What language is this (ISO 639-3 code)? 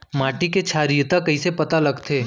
hne